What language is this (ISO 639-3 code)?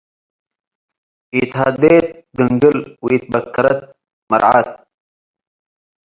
tig